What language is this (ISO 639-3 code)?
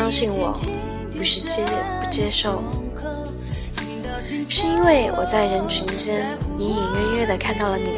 zho